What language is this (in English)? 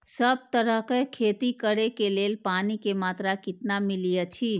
Maithili